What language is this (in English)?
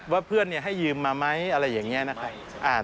Thai